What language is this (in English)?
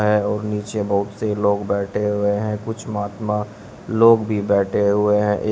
Hindi